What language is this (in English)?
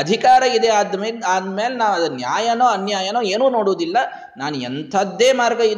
Kannada